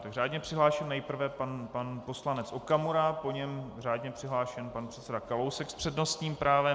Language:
Czech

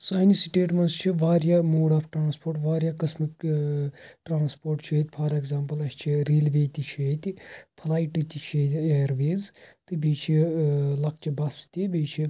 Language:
Kashmiri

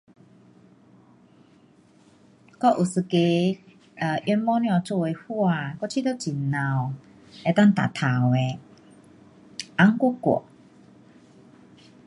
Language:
Pu-Xian Chinese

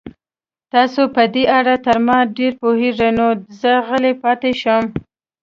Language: Pashto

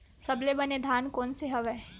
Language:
Chhattisgarhi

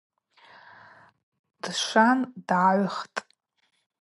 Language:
Abaza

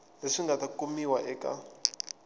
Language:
Tsonga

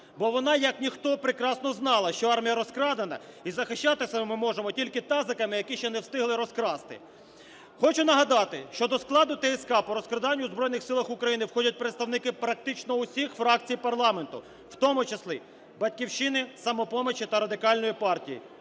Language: Ukrainian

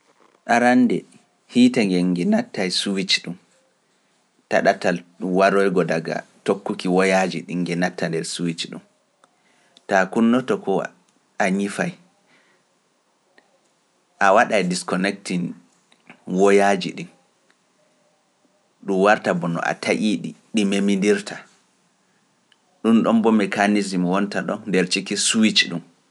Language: Pular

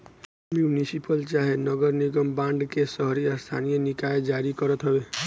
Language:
Bhojpuri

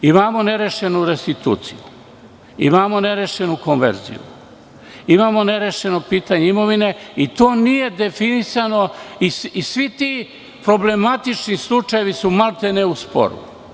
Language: Serbian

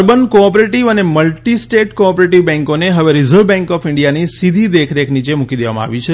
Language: Gujarati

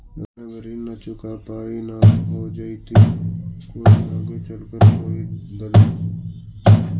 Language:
Magahi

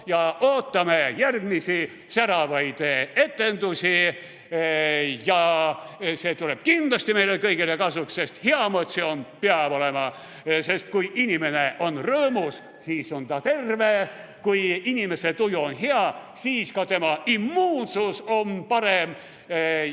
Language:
Estonian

